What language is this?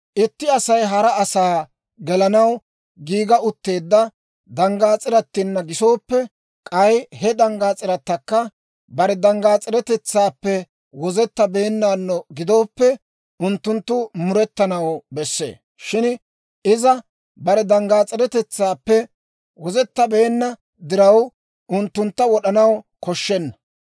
Dawro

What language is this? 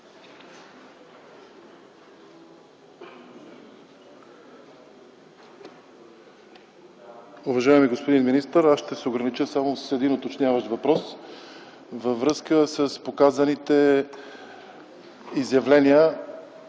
Bulgarian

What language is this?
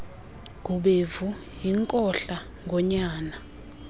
Xhosa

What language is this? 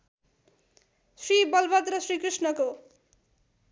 Nepali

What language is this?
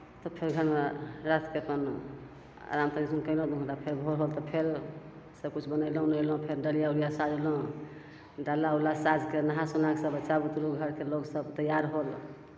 Maithili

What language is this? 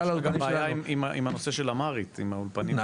Hebrew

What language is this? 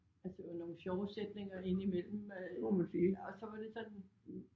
Danish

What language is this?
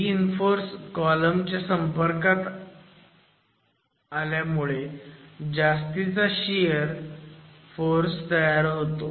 Marathi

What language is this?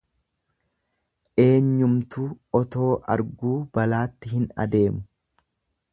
Oromo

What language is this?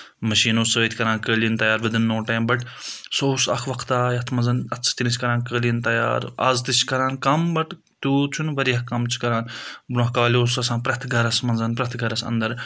Kashmiri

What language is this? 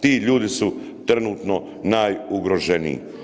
Croatian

